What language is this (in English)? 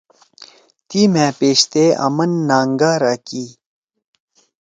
Torwali